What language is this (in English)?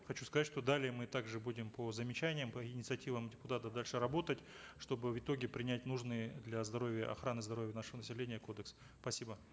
Kazakh